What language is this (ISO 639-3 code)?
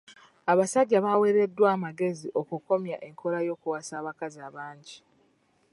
lug